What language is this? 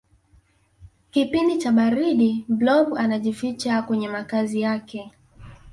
Swahili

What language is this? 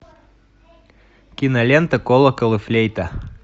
Russian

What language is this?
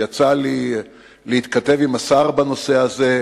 Hebrew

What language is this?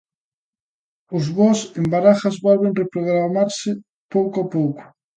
Galician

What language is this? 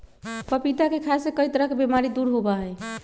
Magahi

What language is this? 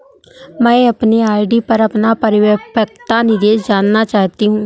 Hindi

